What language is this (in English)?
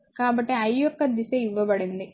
Telugu